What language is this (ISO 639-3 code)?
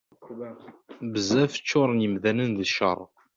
kab